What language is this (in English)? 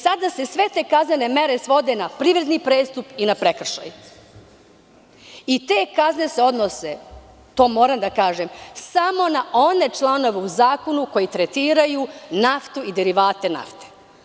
Serbian